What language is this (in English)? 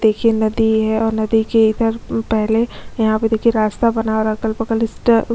Hindi